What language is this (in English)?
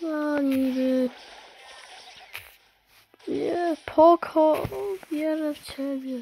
Polish